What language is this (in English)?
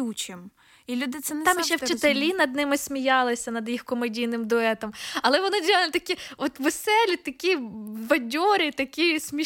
Ukrainian